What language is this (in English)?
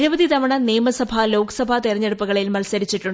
Malayalam